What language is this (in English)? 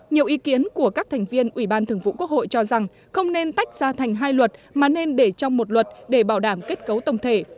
Vietnamese